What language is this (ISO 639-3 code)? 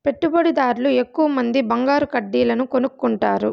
tel